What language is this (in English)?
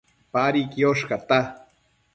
Matsés